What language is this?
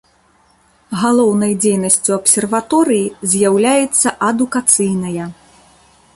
Belarusian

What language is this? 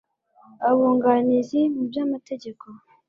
Kinyarwanda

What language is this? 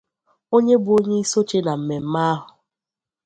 Igbo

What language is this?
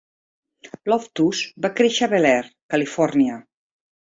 Catalan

